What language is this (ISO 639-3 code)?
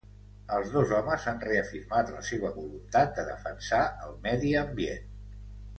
cat